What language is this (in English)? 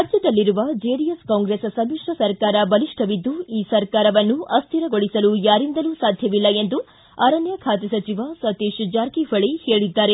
Kannada